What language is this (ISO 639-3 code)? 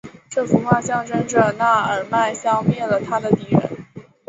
zho